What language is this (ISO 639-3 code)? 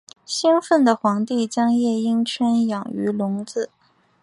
zho